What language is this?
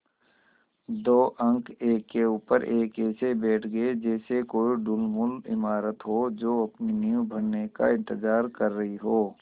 Hindi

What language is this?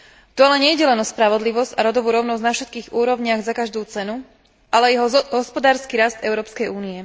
Slovak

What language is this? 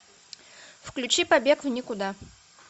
Russian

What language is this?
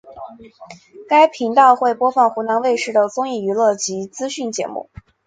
Chinese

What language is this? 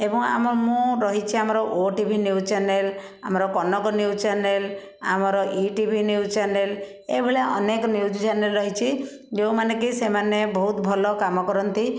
Odia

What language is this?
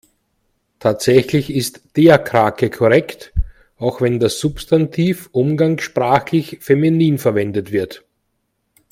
German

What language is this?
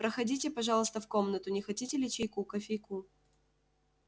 Russian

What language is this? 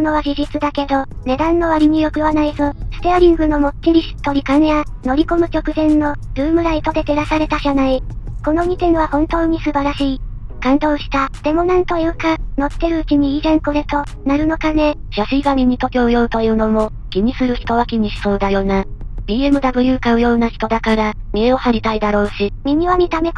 Japanese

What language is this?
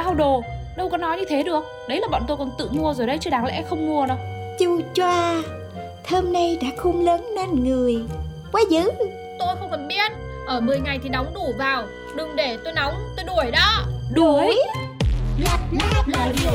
Vietnamese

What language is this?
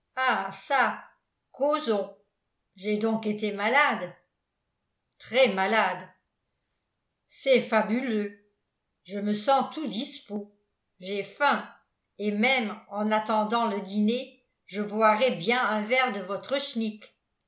French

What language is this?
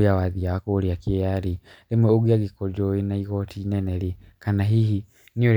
Kikuyu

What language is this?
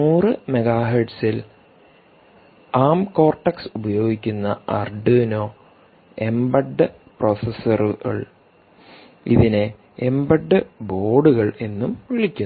Malayalam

